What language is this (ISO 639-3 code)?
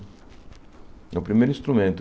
por